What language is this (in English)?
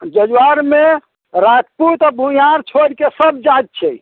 Maithili